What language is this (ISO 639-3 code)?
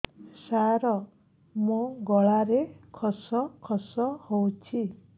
ori